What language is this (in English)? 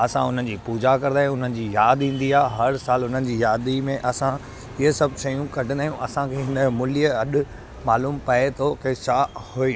Sindhi